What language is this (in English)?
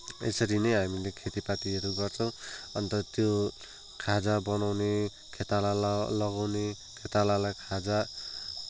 Nepali